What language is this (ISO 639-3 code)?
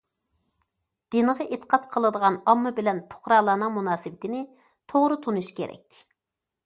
uig